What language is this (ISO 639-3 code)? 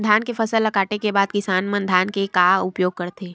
hne